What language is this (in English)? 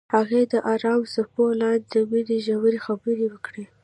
Pashto